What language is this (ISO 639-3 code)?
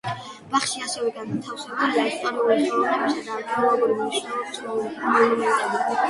kat